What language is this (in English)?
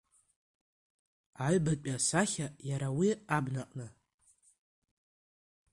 Abkhazian